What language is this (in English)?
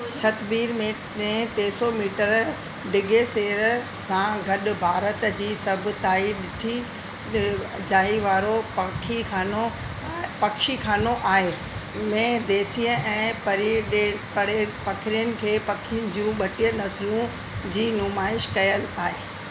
Sindhi